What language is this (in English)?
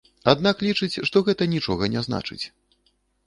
Belarusian